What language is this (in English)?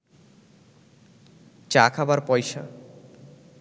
Bangla